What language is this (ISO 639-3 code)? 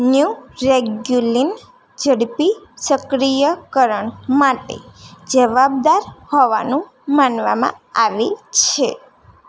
guj